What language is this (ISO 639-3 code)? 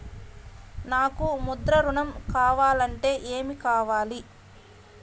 tel